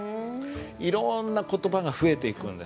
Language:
Japanese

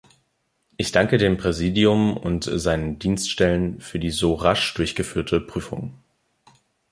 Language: German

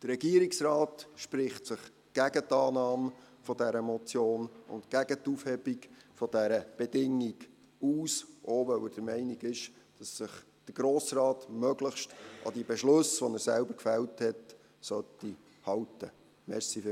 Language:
Swiss German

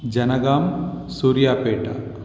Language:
Sanskrit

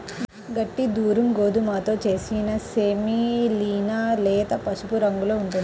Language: Telugu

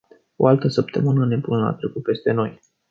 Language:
Romanian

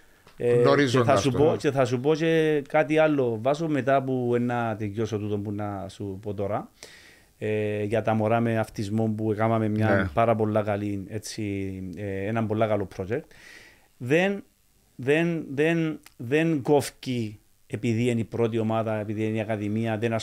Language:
Greek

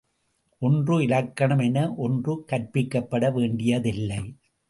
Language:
Tamil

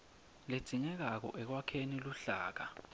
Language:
Swati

